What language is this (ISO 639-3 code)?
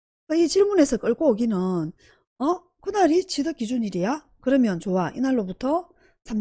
kor